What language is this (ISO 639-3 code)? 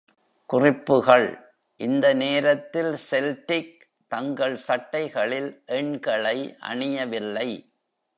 tam